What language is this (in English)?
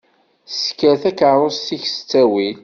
Kabyle